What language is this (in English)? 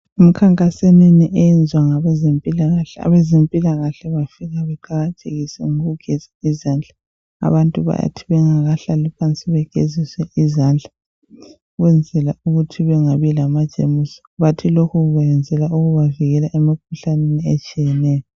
North Ndebele